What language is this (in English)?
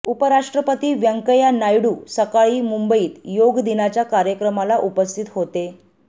Marathi